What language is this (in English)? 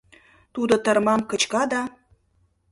Mari